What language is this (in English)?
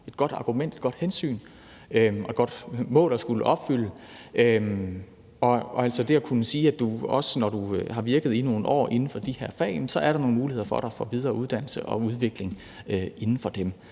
Danish